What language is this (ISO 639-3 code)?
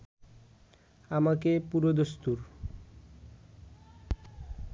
ben